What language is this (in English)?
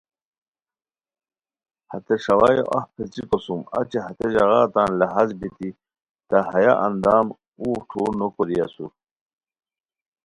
Khowar